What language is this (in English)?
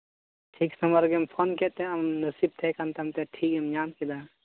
Santali